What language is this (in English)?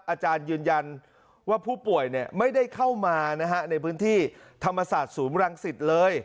Thai